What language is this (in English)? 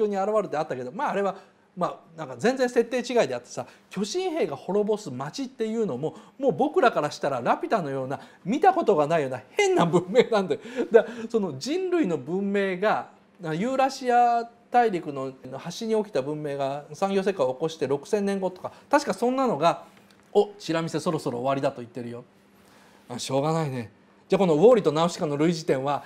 Japanese